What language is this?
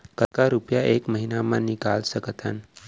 Chhattisgarhi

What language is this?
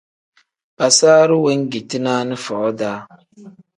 Tem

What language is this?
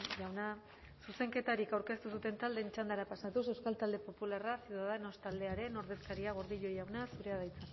Basque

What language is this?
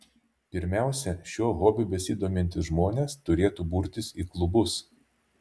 Lithuanian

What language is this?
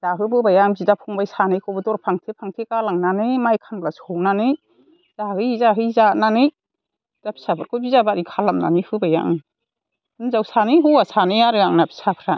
Bodo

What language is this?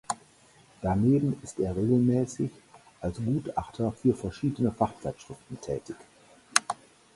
German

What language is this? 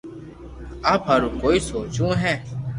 Loarki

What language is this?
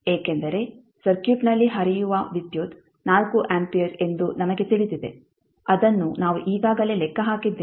Kannada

